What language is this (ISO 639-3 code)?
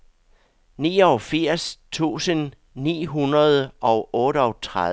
dan